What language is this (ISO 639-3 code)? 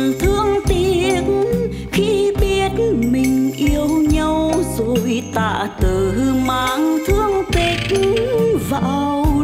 vie